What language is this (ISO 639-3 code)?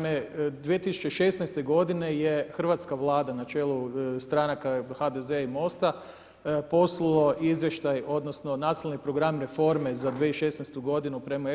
hrv